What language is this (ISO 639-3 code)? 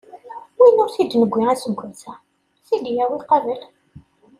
kab